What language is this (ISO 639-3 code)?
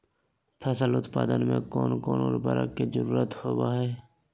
mag